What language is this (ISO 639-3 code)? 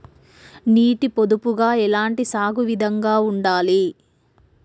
tel